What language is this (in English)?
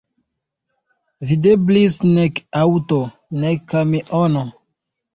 Esperanto